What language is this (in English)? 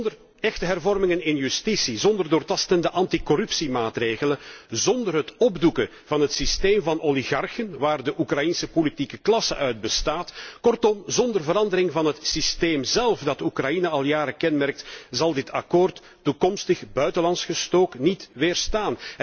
Dutch